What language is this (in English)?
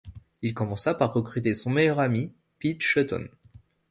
French